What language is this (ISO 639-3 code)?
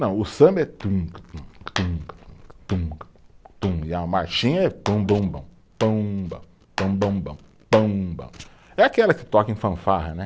por